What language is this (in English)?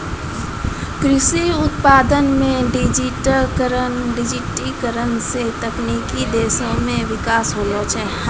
Maithili